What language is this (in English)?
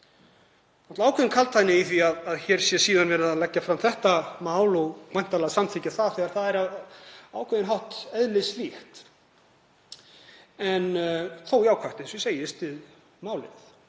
Icelandic